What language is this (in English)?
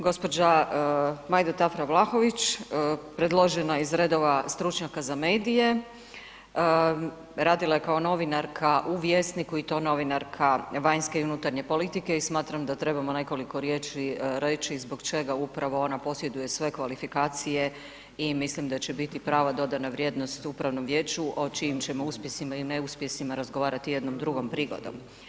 Croatian